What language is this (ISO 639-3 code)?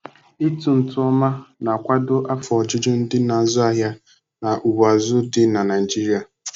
ibo